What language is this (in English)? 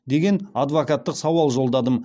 Kazakh